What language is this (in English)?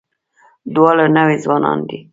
Pashto